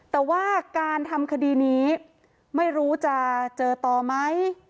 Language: Thai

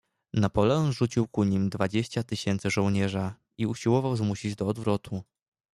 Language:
Polish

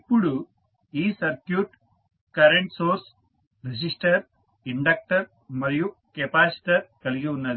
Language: Telugu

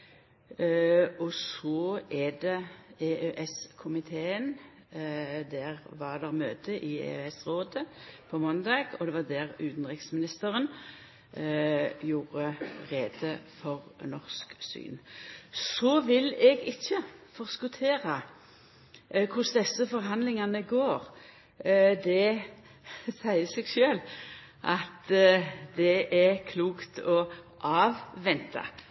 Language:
Norwegian Nynorsk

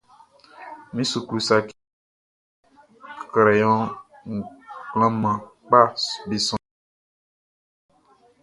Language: Baoulé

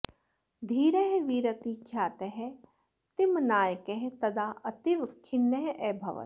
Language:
Sanskrit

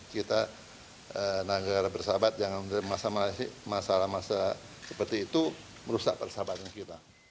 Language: Indonesian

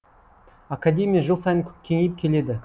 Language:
Kazakh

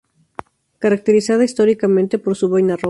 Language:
Spanish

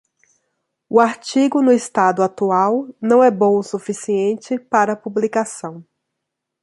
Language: Portuguese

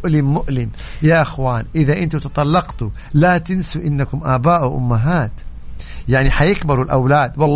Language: Arabic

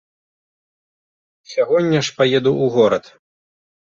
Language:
Belarusian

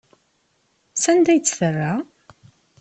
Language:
Kabyle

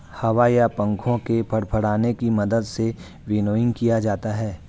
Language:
Hindi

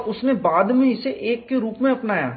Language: Hindi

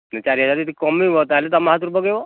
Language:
Odia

